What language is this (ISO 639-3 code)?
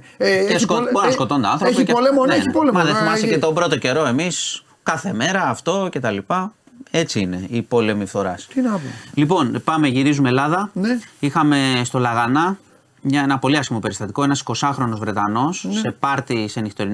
ell